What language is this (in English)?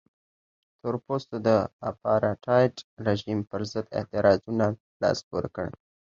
Pashto